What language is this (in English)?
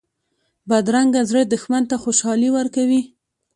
Pashto